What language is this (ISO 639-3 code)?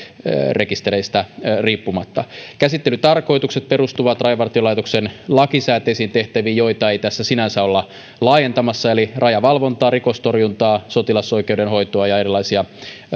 fin